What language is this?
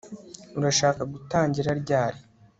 Kinyarwanda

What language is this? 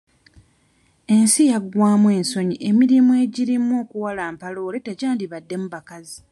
Ganda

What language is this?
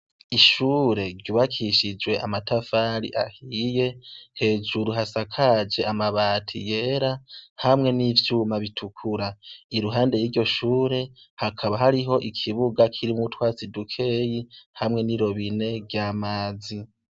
Rundi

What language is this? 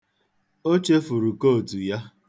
Igbo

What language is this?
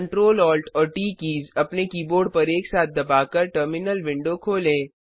Hindi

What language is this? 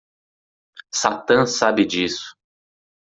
Portuguese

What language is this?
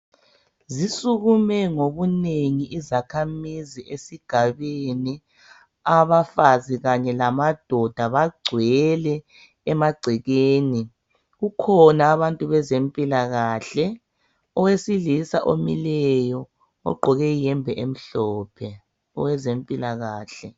North Ndebele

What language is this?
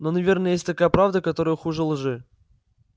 Russian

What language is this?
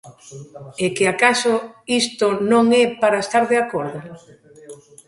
Galician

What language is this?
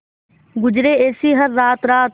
Hindi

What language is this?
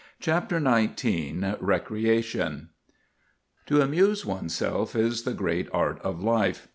English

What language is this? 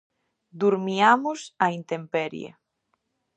Galician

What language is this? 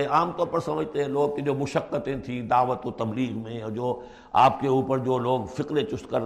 Urdu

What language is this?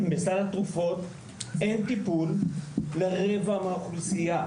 Hebrew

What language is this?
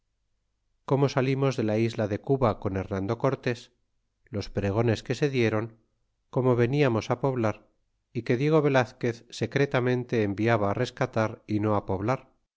Spanish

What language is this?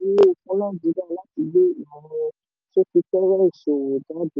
Yoruba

